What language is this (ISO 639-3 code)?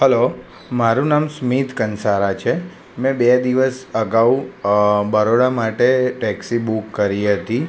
guj